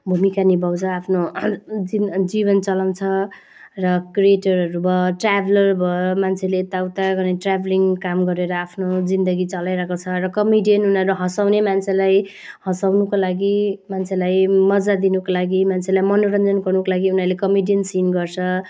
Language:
Nepali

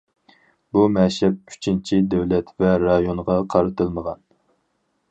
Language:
Uyghur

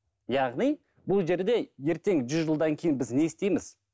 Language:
Kazakh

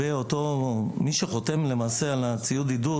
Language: Hebrew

